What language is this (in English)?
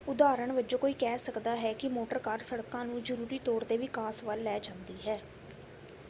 Punjabi